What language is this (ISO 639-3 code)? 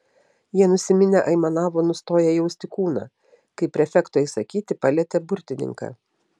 lit